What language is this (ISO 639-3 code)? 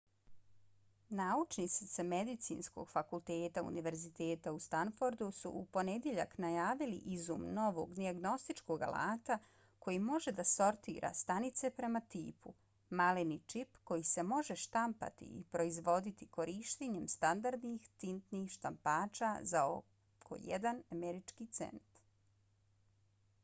bos